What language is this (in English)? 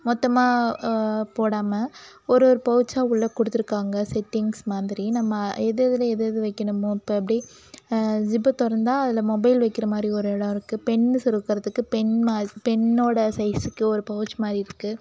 Tamil